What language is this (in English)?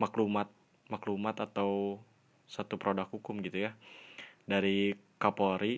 Indonesian